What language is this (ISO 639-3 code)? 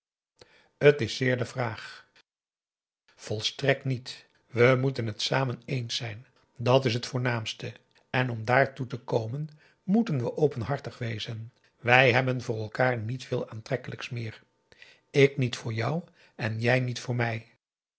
nld